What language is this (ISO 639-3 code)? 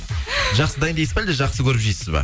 kaz